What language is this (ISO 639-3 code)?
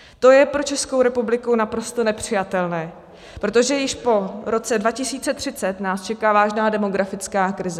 ces